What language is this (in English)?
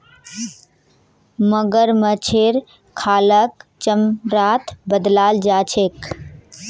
Magahi